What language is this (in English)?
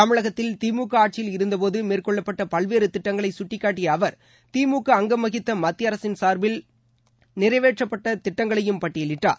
Tamil